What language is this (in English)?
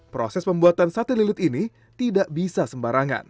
Indonesian